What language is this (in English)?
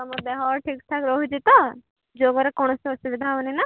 Odia